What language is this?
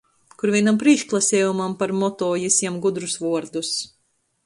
Latgalian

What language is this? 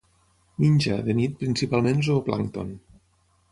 Catalan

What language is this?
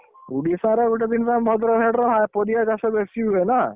Odia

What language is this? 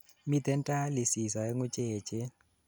Kalenjin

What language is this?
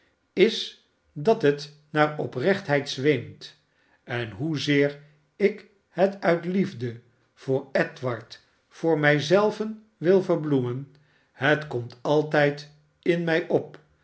Dutch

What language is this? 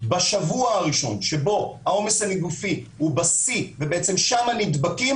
Hebrew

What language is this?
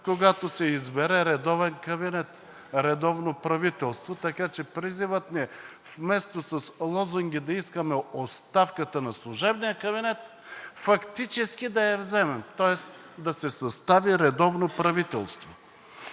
Bulgarian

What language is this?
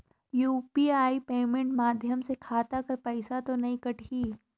Chhattisgarhi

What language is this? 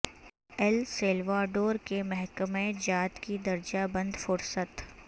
Urdu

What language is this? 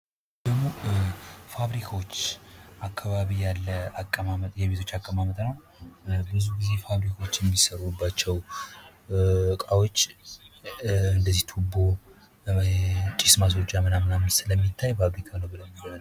Amharic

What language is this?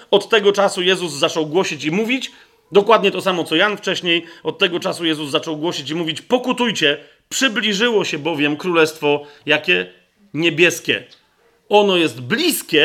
Polish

